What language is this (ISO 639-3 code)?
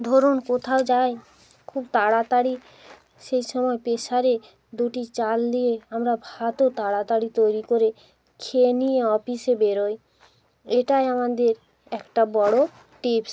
ben